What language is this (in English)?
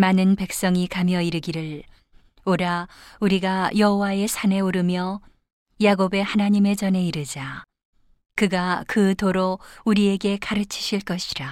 Korean